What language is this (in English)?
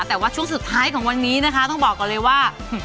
Thai